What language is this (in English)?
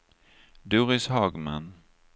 Swedish